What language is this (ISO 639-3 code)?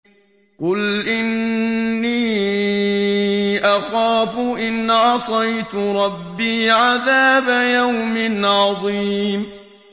ara